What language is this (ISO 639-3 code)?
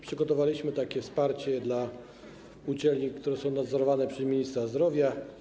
pol